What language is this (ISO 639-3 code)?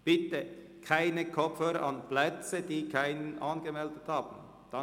gsw